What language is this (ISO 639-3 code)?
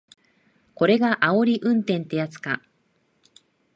jpn